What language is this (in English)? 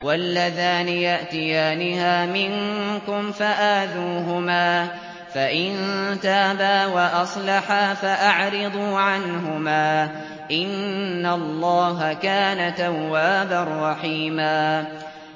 Arabic